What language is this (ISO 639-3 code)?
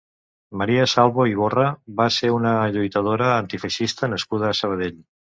cat